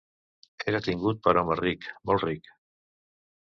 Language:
Catalan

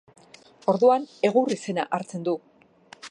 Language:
Basque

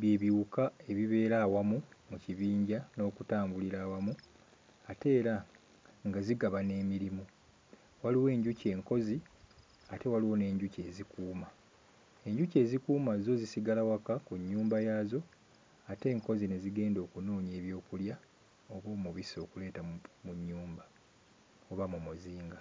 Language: Ganda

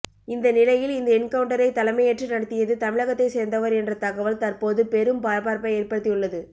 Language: Tamil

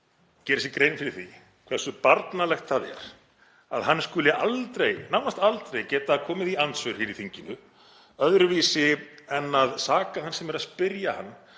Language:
Icelandic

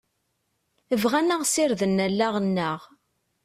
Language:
Kabyle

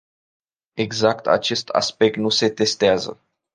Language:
Romanian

